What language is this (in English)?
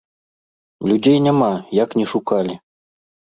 Belarusian